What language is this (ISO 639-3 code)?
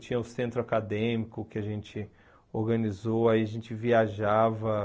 por